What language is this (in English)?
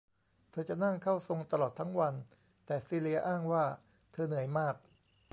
Thai